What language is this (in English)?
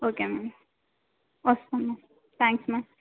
Telugu